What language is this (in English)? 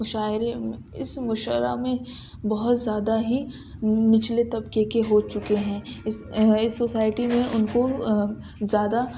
Urdu